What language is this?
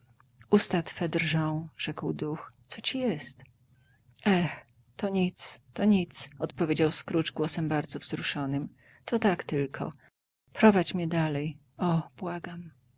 Polish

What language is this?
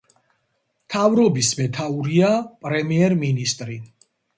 Georgian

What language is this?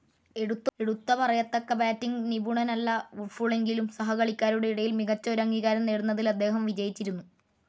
Malayalam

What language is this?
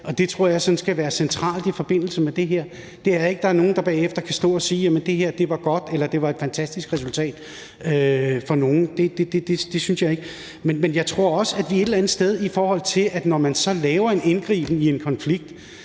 Danish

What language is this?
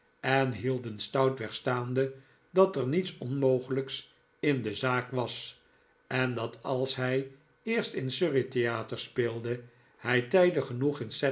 Dutch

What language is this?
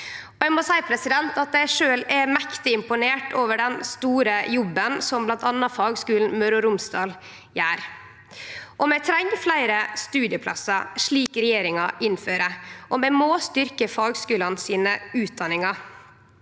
Norwegian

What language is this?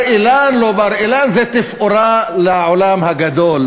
Hebrew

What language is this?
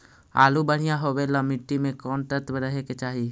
Magahi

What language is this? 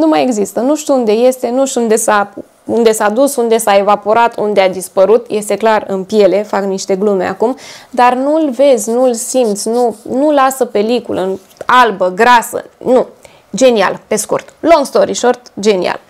Romanian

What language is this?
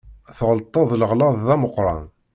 Kabyle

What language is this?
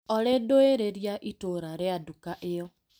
Kikuyu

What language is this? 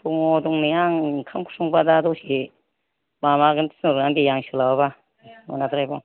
Bodo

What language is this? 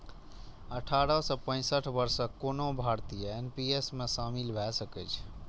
Maithili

